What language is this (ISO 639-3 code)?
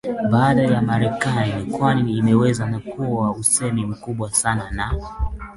swa